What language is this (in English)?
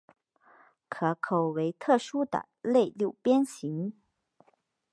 Chinese